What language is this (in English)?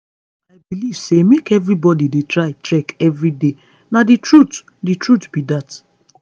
Nigerian Pidgin